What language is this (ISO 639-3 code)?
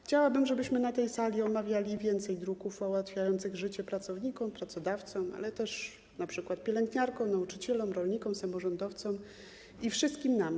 pol